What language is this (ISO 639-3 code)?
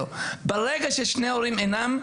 heb